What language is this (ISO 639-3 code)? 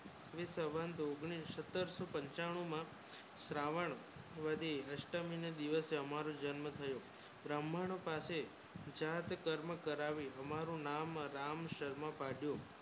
guj